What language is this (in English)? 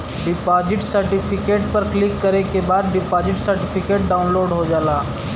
Bhojpuri